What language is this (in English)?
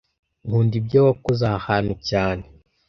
Kinyarwanda